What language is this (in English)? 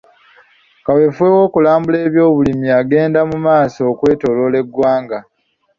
Ganda